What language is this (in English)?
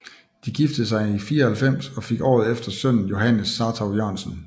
Danish